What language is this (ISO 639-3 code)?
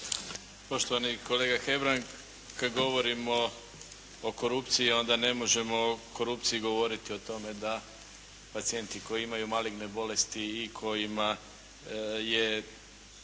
hrv